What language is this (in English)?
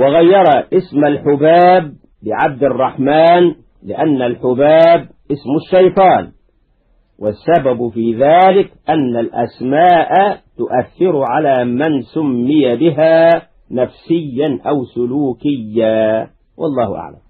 Arabic